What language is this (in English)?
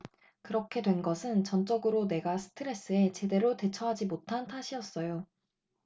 Korean